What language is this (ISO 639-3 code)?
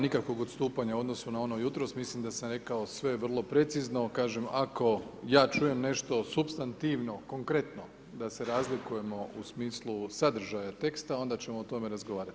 hrv